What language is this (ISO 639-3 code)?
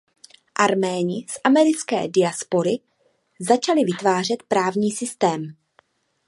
ces